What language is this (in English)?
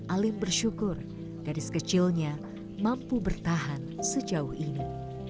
Indonesian